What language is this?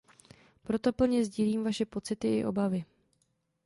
Czech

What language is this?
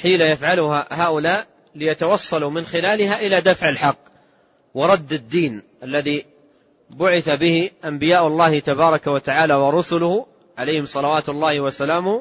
Arabic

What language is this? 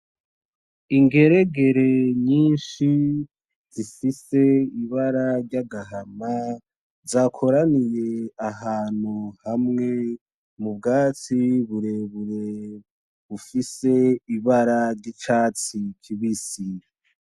Rundi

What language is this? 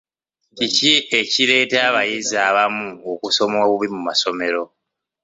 Ganda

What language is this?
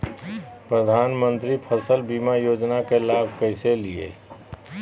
Magahi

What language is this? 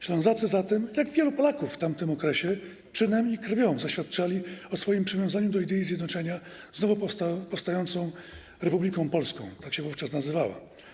Polish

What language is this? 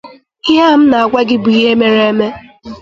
Igbo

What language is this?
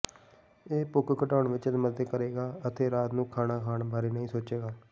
Punjabi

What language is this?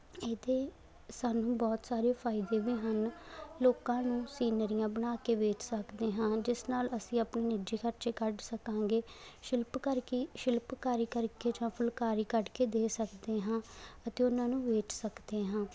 Punjabi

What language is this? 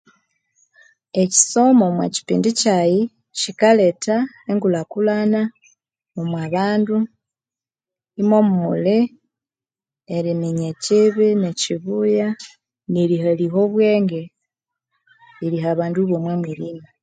Konzo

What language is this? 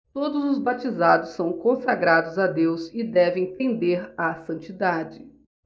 Portuguese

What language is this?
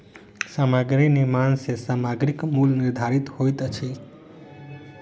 Maithili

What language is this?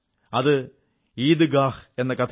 Malayalam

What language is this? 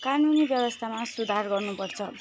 Nepali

